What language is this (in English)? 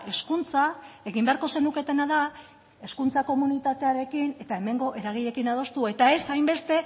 Basque